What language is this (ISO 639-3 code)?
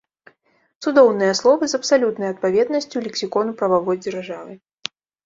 bel